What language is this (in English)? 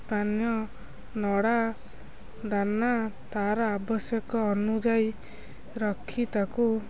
Odia